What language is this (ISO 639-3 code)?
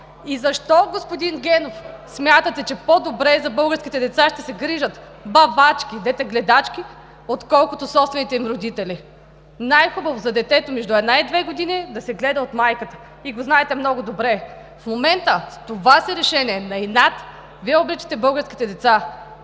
bul